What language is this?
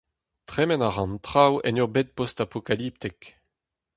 Breton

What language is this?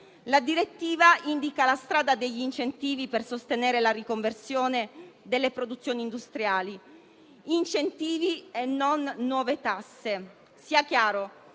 Italian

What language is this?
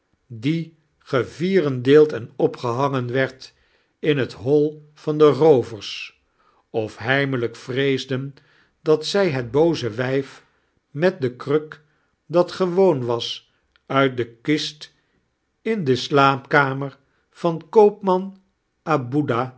Dutch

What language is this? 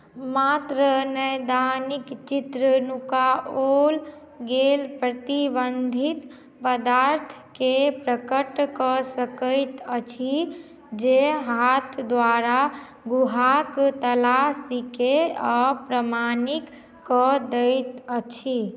Maithili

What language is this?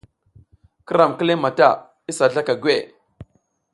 South Giziga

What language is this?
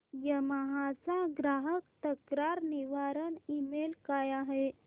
Marathi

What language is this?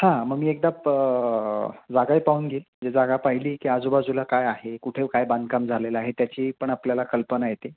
Marathi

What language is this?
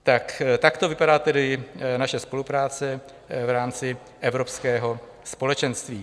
Czech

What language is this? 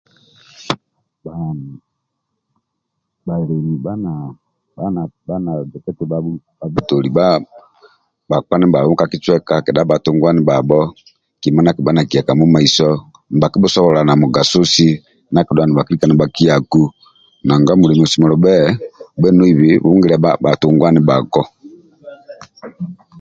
Amba (Uganda)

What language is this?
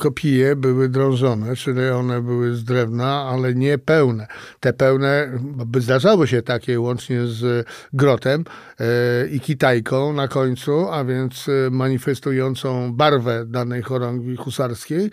Polish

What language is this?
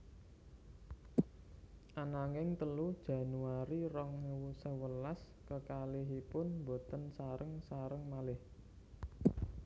Javanese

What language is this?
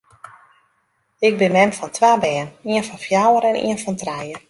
Western Frisian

